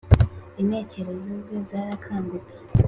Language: Kinyarwanda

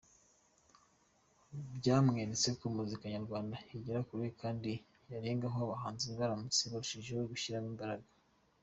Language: Kinyarwanda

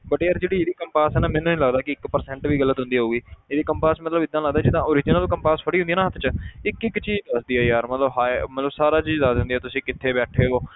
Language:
Punjabi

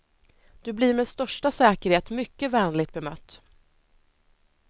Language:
Swedish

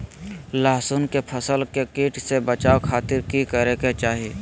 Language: Magahi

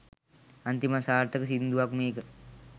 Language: Sinhala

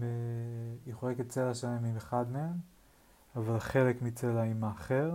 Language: Hebrew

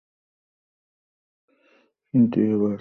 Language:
Bangla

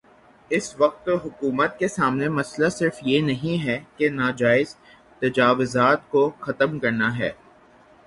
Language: Urdu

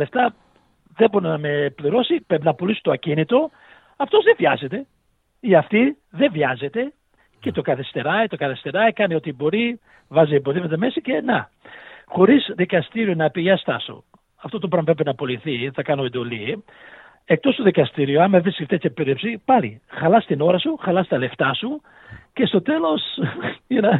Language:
Greek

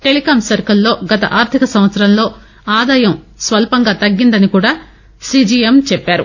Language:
Telugu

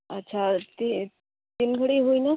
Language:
Santali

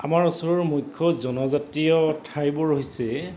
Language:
Assamese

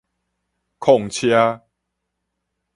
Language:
Min Nan Chinese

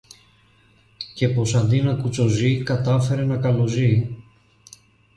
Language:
Greek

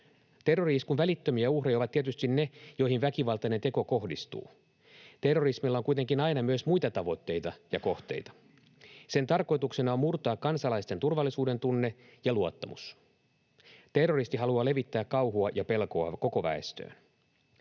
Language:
Finnish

